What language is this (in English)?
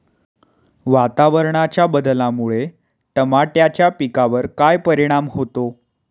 Marathi